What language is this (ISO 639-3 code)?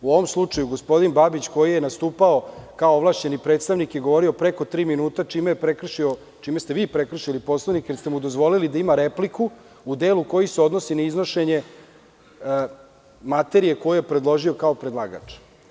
srp